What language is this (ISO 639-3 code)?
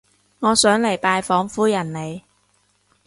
yue